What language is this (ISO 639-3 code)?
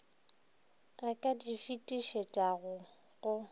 nso